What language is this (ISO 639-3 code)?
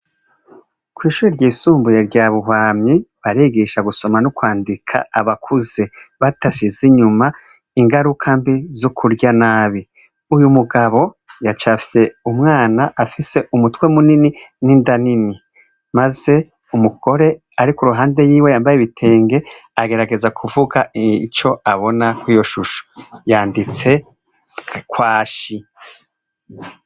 run